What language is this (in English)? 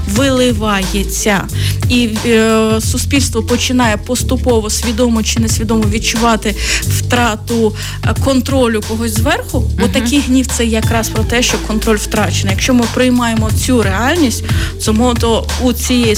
Ukrainian